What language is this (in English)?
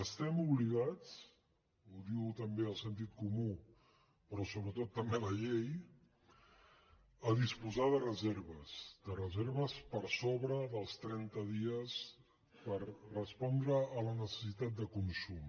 Catalan